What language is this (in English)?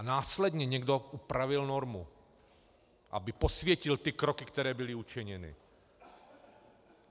Czech